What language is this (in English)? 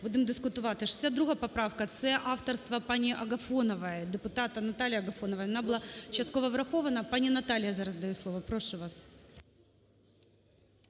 Ukrainian